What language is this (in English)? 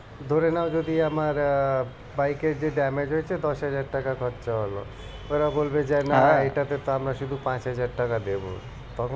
Bangla